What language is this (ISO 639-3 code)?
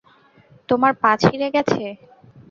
ben